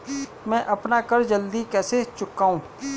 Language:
Hindi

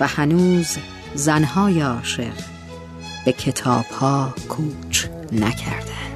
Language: Persian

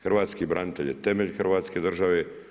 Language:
Croatian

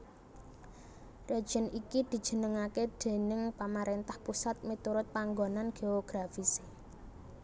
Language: Javanese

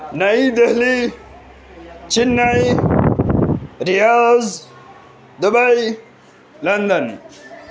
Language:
Urdu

